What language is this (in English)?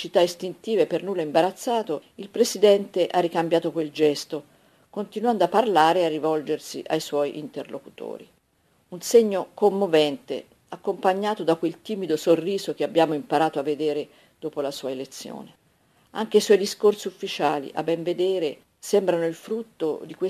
Italian